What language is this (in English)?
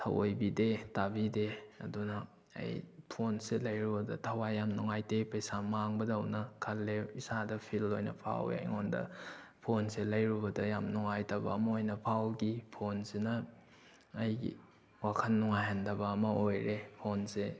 Manipuri